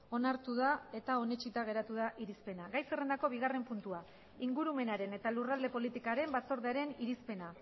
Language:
Basque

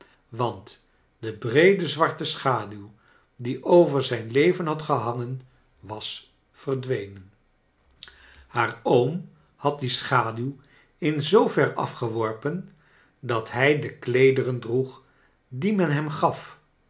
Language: Dutch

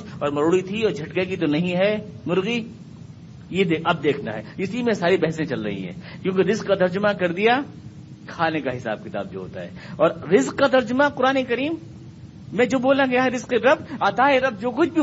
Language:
Urdu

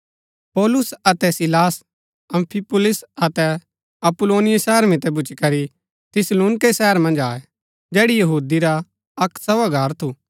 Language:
Gaddi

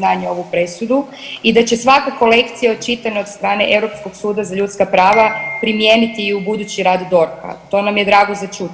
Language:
Croatian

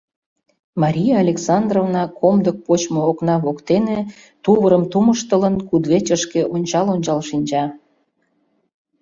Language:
Mari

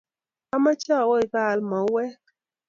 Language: Kalenjin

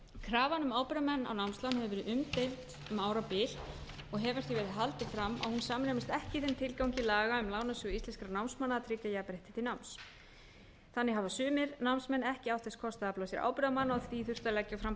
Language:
Icelandic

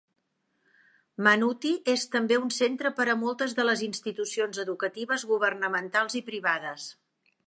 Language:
Catalan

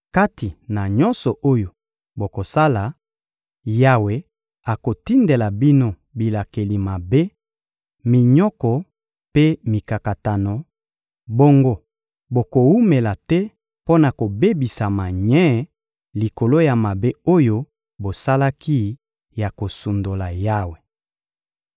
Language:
Lingala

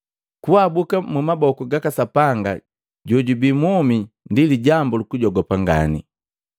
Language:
Matengo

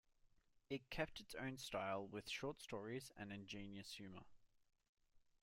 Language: English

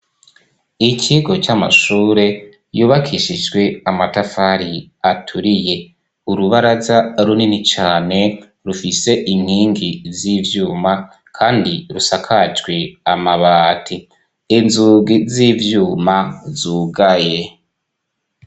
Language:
Rundi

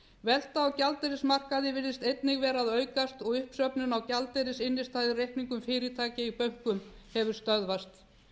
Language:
Icelandic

